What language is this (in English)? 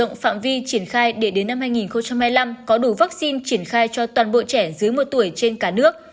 Vietnamese